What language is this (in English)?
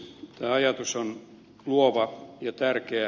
Finnish